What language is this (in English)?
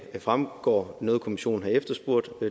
Danish